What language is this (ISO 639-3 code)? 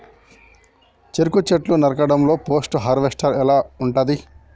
tel